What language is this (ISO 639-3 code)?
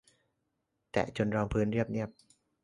tha